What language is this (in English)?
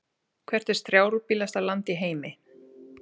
Icelandic